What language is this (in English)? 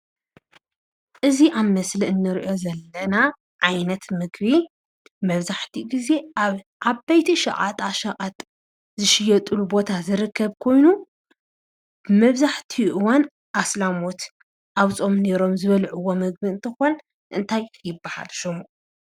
Tigrinya